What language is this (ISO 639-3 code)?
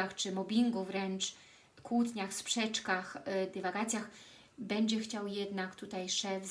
pol